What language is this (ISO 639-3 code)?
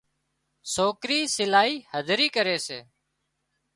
kxp